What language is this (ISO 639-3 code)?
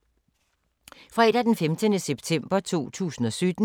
dan